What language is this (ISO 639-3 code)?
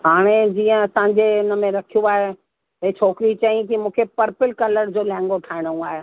snd